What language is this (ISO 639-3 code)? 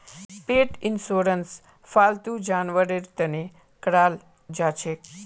mag